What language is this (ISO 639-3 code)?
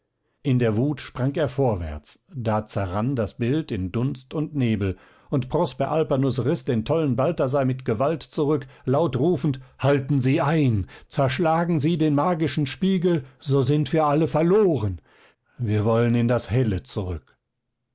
deu